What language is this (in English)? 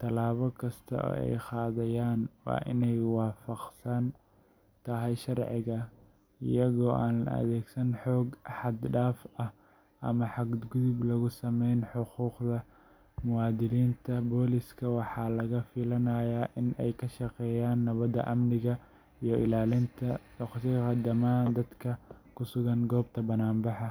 Somali